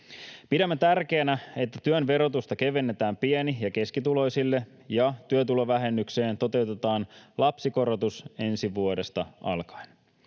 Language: Finnish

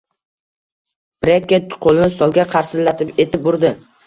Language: Uzbek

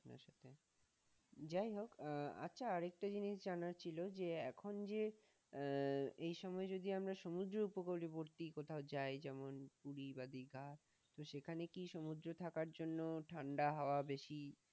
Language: Bangla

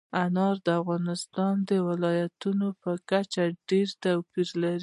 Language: Pashto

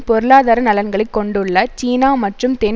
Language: Tamil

